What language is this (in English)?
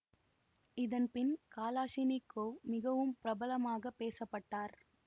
Tamil